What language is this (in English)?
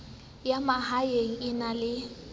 Southern Sotho